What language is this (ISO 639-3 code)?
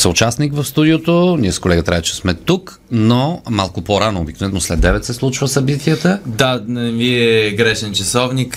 bul